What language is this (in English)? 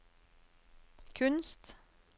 Norwegian